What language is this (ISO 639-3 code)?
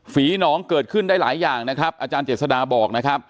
tha